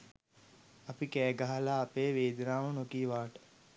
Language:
Sinhala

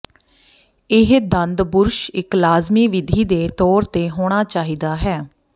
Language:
Punjabi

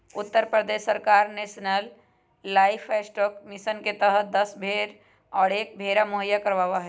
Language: Magahi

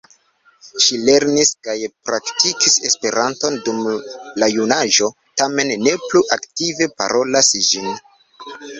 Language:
Esperanto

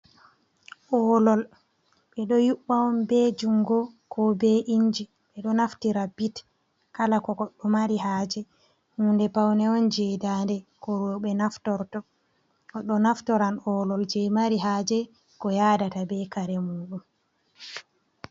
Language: Fula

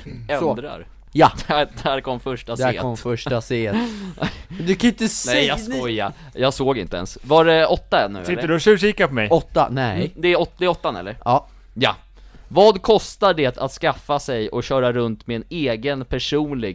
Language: Swedish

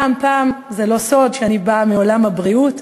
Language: Hebrew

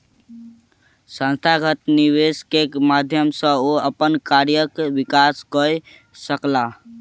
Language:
Maithili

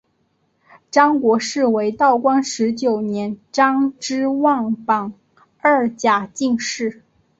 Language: Chinese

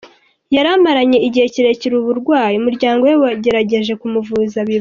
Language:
Kinyarwanda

